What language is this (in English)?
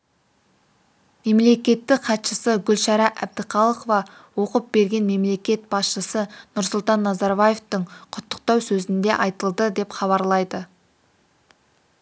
Kazakh